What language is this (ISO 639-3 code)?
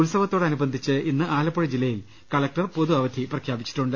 mal